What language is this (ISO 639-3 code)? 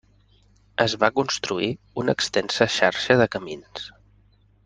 cat